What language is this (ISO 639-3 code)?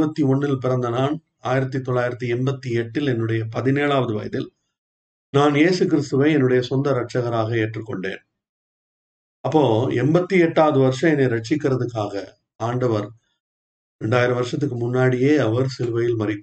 tam